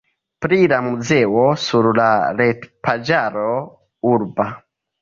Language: Esperanto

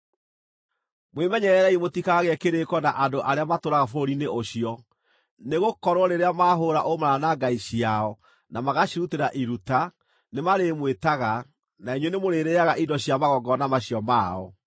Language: Kikuyu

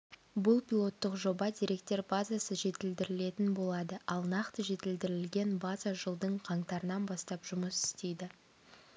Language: Kazakh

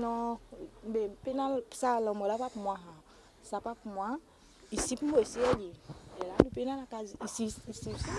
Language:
French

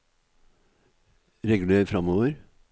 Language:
Norwegian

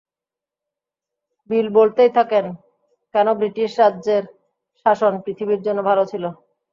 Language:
Bangla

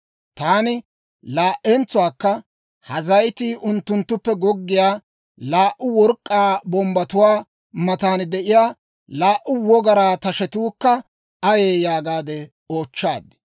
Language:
Dawro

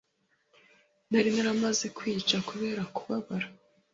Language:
Kinyarwanda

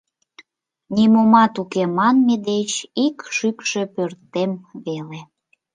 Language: Mari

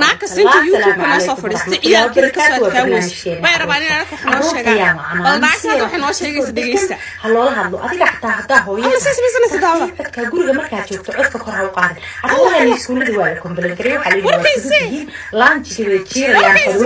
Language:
Somali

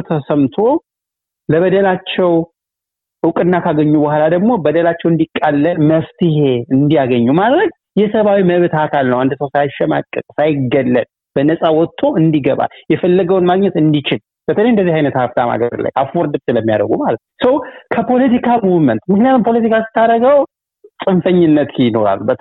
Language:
Amharic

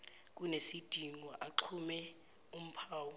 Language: Zulu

